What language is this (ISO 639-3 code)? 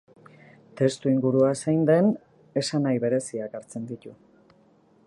eus